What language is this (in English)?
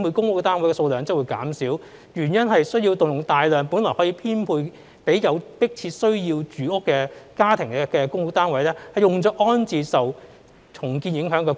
Cantonese